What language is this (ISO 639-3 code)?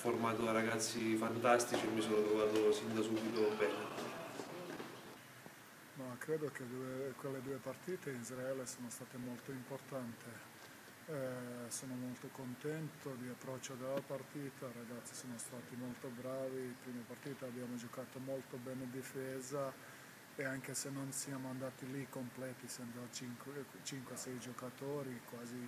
ita